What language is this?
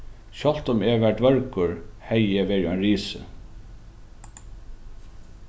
Faroese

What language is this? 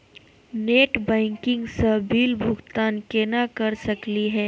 Magahi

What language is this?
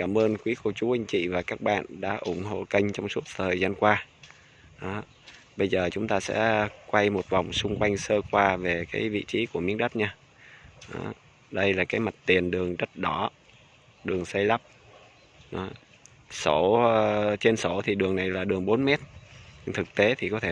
Vietnamese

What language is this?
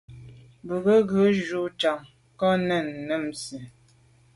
Medumba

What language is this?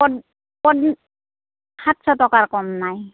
Assamese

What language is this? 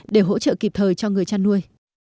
Vietnamese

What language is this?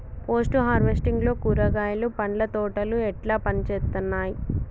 Telugu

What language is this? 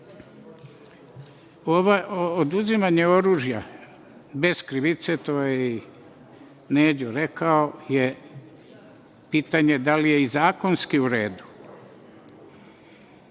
Serbian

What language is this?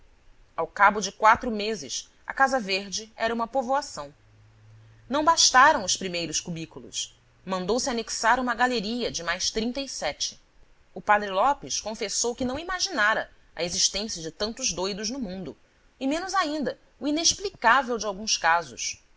Portuguese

